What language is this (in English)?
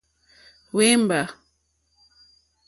Mokpwe